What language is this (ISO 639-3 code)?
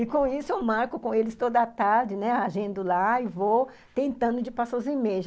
por